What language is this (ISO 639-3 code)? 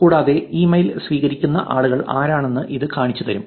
mal